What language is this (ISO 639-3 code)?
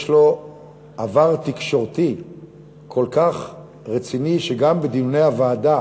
heb